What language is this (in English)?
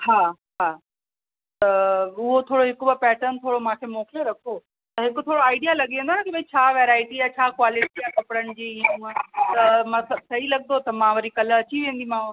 Sindhi